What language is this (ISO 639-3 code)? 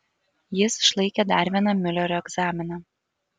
lit